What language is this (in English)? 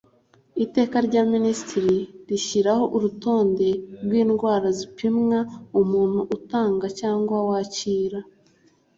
Kinyarwanda